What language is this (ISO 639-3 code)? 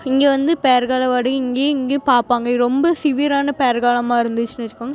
tam